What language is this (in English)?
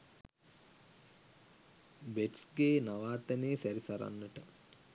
Sinhala